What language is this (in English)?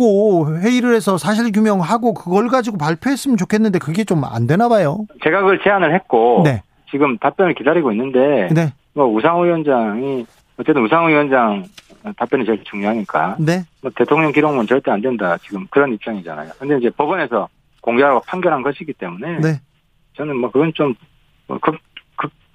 Korean